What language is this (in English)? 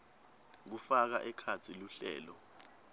Swati